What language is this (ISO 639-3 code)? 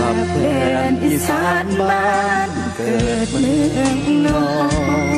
tha